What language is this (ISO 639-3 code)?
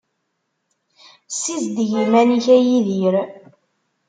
kab